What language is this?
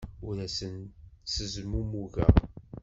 Kabyle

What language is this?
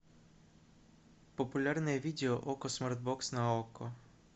Russian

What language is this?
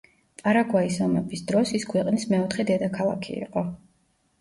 Georgian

